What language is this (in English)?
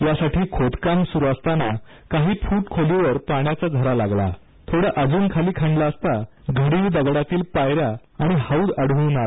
Marathi